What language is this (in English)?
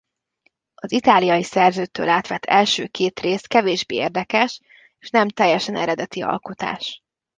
Hungarian